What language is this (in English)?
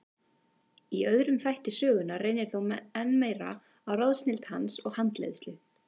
Icelandic